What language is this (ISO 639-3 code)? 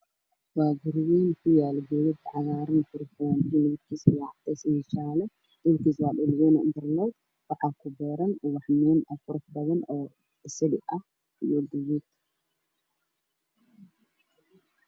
som